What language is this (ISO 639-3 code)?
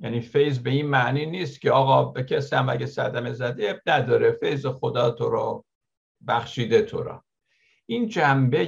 fas